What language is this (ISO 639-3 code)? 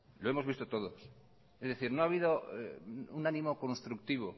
spa